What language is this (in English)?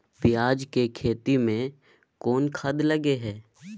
Maithili